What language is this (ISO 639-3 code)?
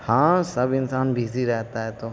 urd